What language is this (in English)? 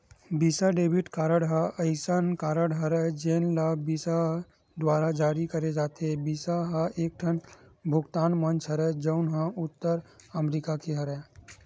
Chhattisgarhi